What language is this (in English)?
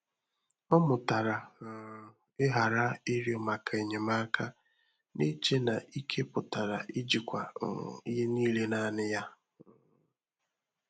Igbo